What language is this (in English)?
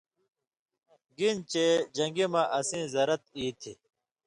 Indus Kohistani